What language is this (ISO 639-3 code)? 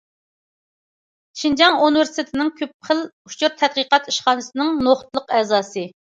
uig